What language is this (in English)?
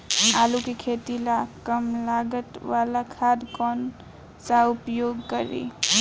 Bhojpuri